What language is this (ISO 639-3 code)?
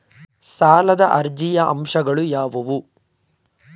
kan